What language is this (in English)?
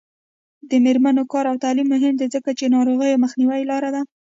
Pashto